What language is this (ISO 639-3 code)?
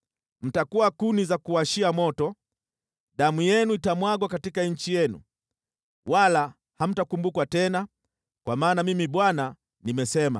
swa